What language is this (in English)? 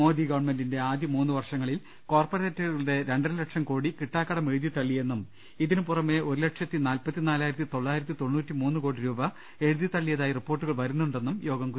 Malayalam